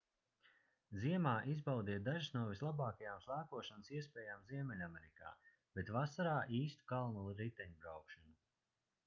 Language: Latvian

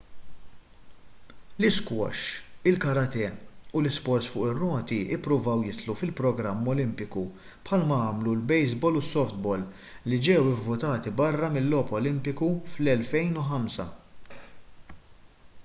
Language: Maltese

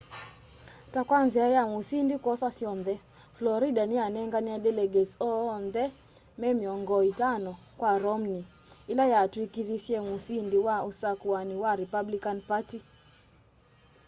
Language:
Kamba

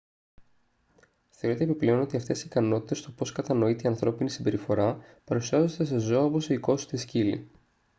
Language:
Greek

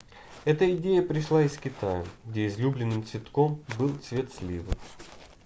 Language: Russian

